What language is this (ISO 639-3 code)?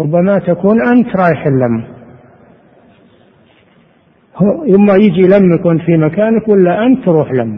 ara